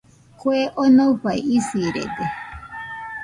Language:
Nüpode Huitoto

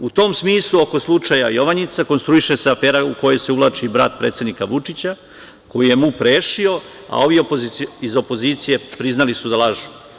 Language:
Serbian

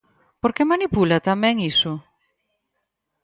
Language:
Galician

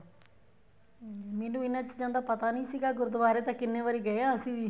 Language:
Punjabi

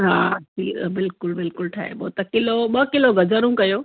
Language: Sindhi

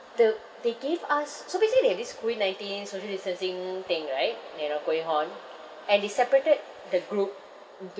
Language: English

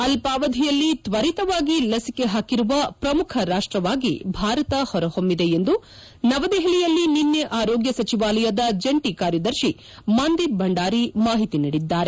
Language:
Kannada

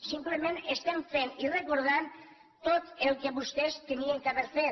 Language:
Catalan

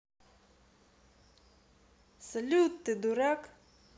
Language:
Russian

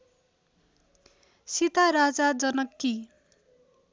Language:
Nepali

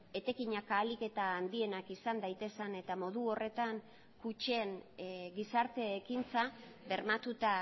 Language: Basque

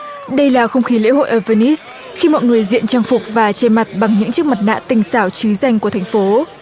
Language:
Vietnamese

